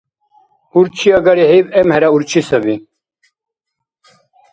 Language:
Dargwa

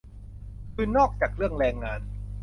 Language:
Thai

